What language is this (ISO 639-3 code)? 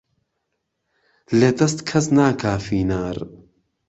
ckb